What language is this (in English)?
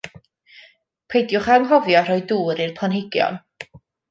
Welsh